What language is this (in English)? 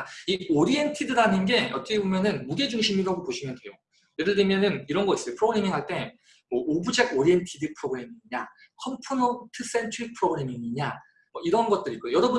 Korean